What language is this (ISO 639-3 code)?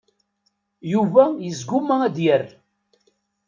kab